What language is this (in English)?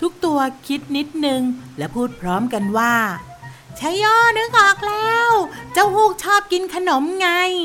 Thai